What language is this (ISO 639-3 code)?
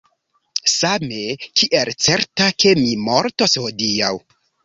epo